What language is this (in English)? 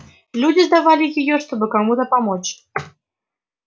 Russian